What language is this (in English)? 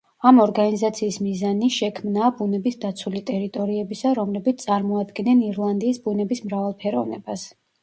Georgian